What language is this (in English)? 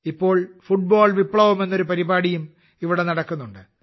Malayalam